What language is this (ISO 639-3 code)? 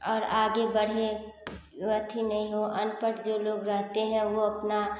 hin